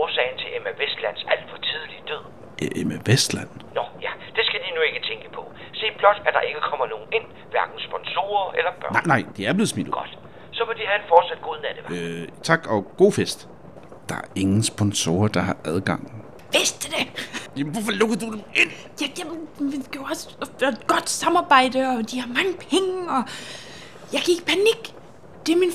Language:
Danish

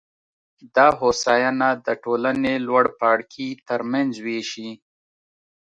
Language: Pashto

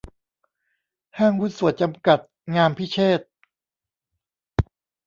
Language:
Thai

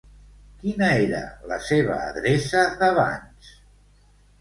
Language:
Catalan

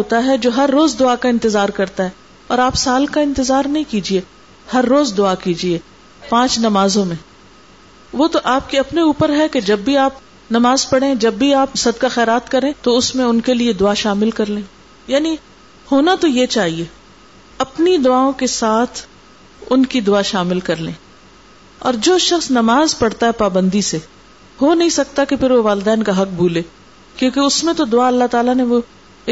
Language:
Urdu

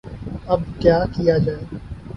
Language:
Urdu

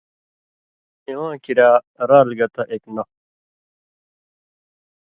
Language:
Indus Kohistani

